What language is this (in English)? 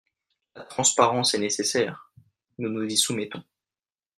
French